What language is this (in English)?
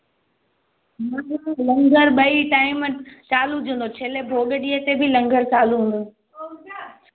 Sindhi